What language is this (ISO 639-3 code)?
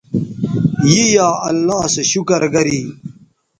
btv